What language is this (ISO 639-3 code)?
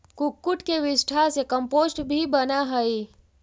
mag